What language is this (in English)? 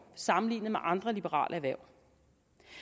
Danish